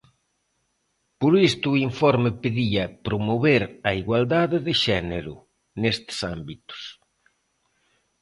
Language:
Galician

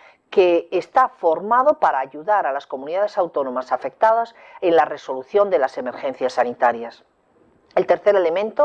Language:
Spanish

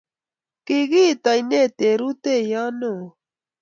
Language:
Kalenjin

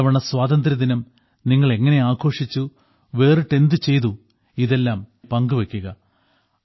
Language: Malayalam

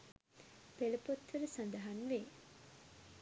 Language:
Sinhala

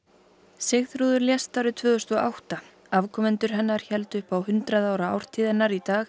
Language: Icelandic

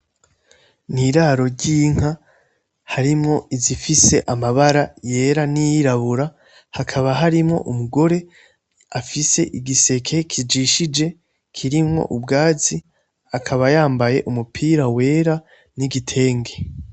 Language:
Rundi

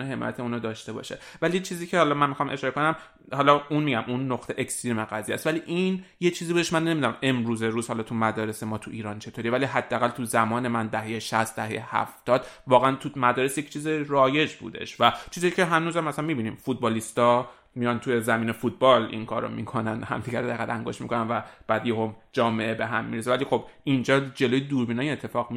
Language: Persian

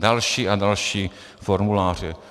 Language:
Czech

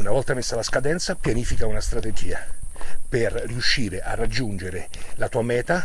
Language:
Italian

